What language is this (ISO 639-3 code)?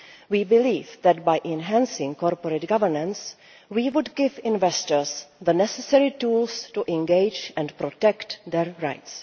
eng